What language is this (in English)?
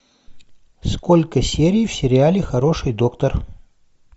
Russian